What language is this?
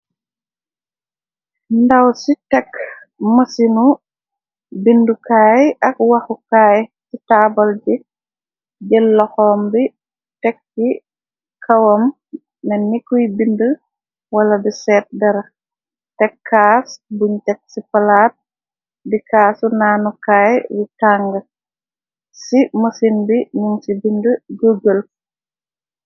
Wolof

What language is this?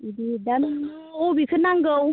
Bodo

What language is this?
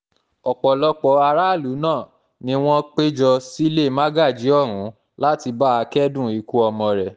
Yoruba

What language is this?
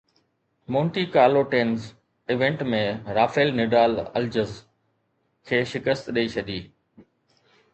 Sindhi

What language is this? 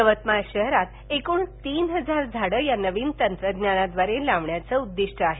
Marathi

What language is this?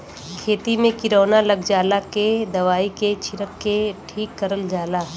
Bhojpuri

